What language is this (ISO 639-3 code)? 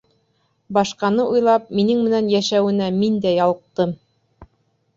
bak